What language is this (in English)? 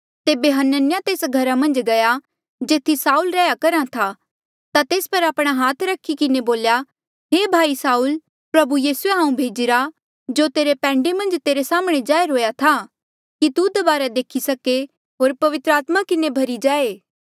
Mandeali